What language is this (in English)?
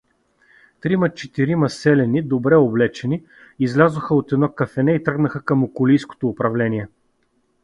Bulgarian